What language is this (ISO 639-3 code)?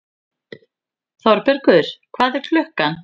isl